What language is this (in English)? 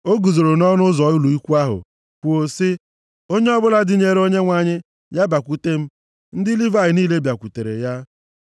Igbo